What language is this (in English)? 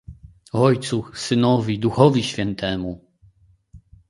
Polish